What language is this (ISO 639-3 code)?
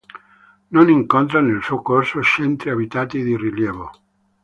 ita